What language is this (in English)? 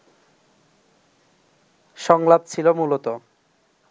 Bangla